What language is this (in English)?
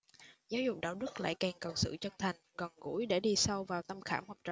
Vietnamese